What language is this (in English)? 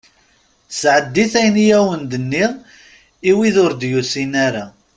Kabyle